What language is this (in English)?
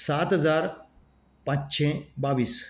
Konkani